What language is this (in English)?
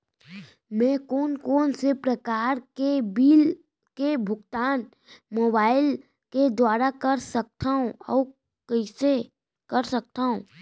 Chhattisgarhi